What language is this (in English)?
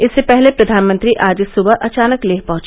Hindi